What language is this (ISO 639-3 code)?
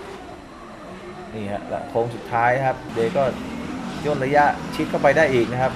tha